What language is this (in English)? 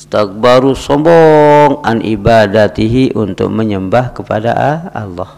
Malay